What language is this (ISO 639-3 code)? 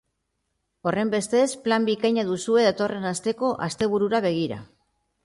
eus